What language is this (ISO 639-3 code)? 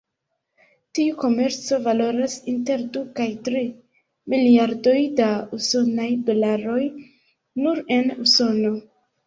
epo